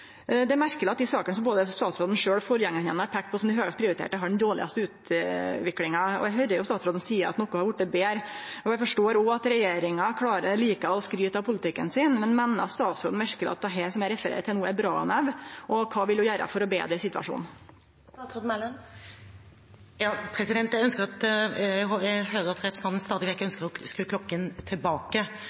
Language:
Norwegian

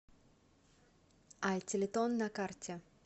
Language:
Russian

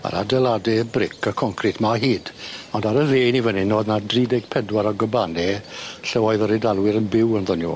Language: Welsh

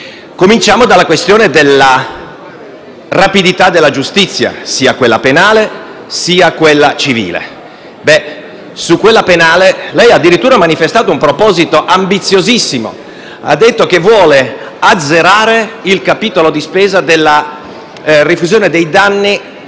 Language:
Italian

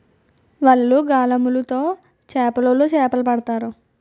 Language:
Telugu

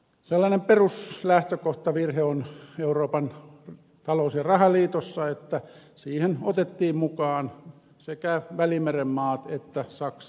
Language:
Finnish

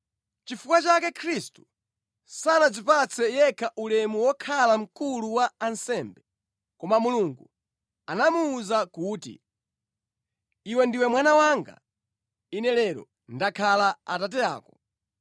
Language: Nyanja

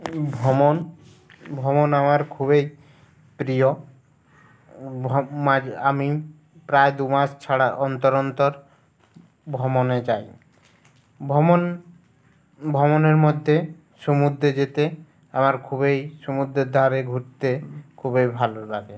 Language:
Bangla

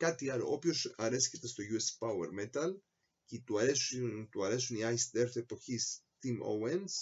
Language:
Greek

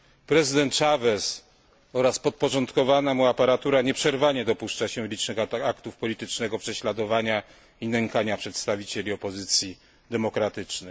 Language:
Polish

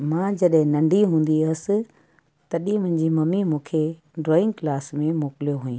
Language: Sindhi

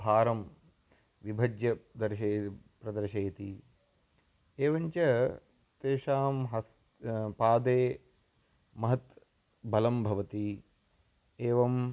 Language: Sanskrit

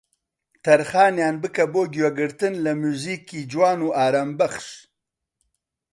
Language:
Central Kurdish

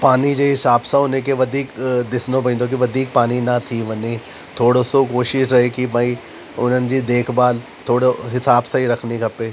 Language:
Sindhi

